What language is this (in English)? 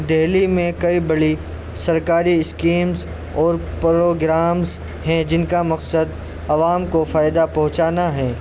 Urdu